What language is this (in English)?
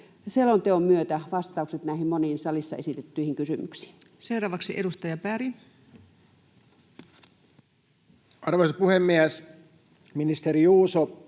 Finnish